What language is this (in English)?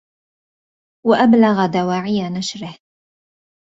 Arabic